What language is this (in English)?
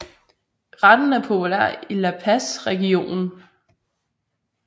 Danish